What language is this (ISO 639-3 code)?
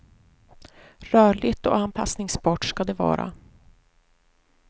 swe